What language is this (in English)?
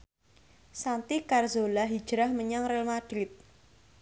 Javanese